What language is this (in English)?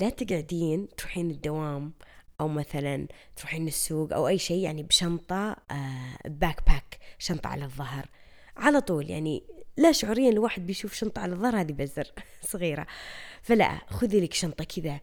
Arabic